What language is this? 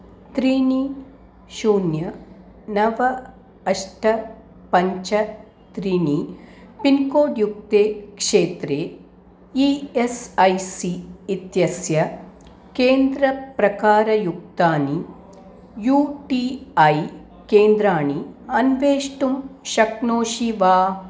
Sanskrit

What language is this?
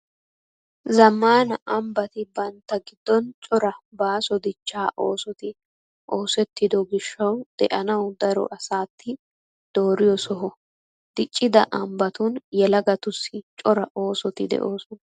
Wolaytta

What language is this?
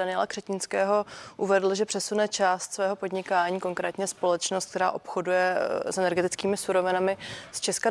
Czech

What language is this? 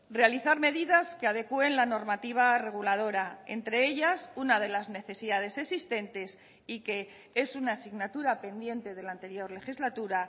Spanish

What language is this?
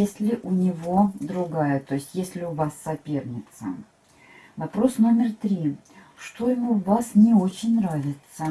Russian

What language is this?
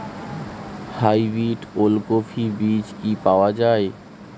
Bangla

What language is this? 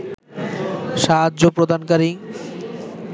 Bangla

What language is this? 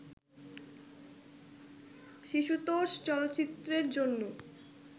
Bangla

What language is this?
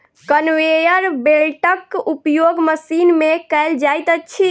Maithili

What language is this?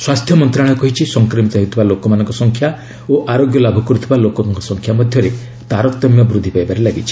Odia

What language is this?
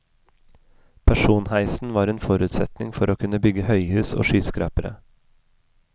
Norwegian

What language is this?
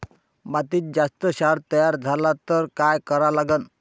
Marathi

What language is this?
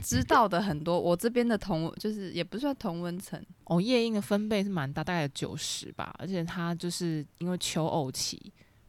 Chinese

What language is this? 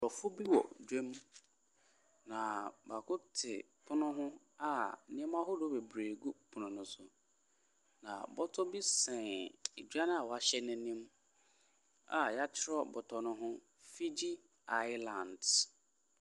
Akan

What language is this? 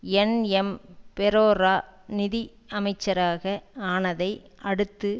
Tamil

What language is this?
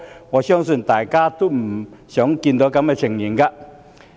Cantonese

